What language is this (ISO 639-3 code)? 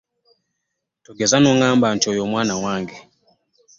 lug